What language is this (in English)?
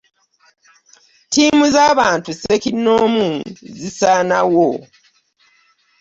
Ganda